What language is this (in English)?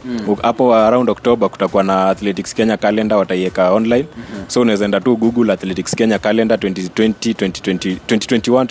Swahili